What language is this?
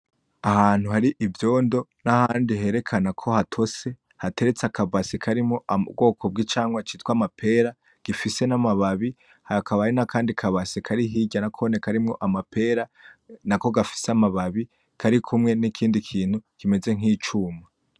Rundi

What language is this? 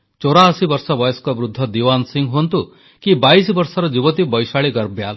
Odia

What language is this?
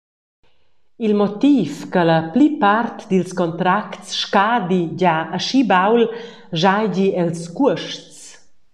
Romansh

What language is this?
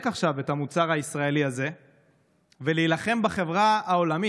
Hebrew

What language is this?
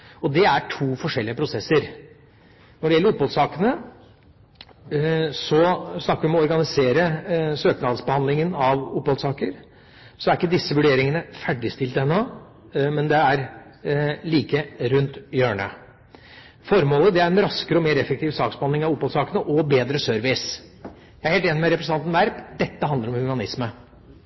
Norwegian Bokmål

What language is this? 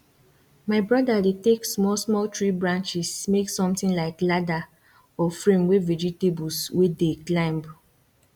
Nigerian Pidgin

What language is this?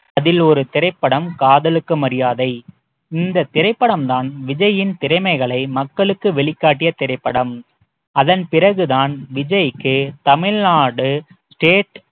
Tamil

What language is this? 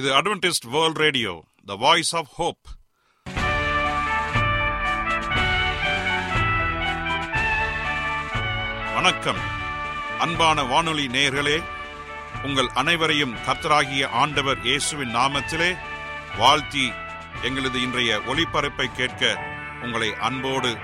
Tamil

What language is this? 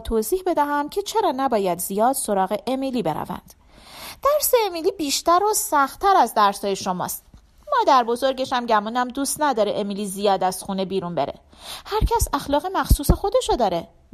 Persian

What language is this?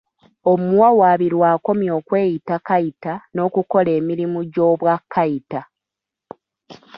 Ganda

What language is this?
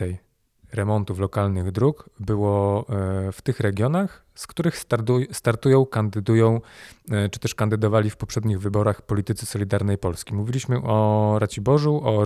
Polish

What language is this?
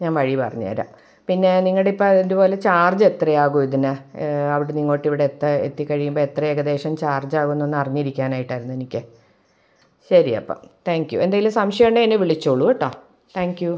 Malayalam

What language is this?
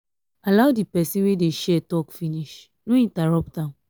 Nigerian Pidgin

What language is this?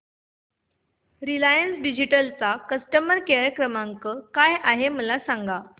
Marathi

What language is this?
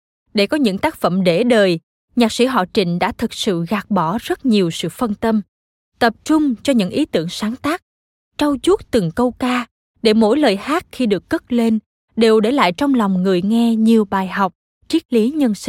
Vietnamese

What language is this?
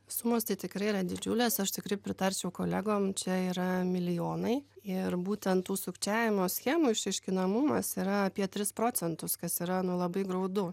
Lithuanian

